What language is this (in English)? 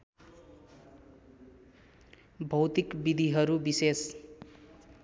Nepali